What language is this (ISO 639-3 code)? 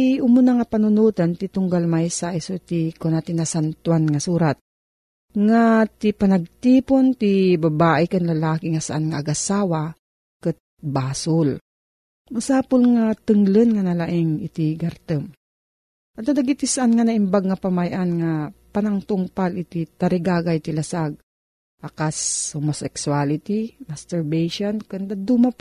fil